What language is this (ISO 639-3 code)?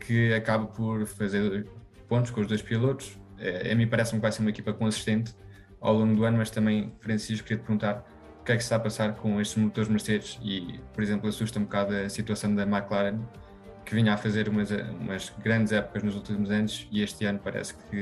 por